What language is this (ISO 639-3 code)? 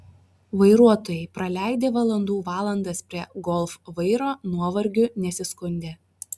lit